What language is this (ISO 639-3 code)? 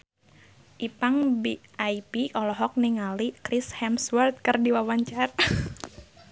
sun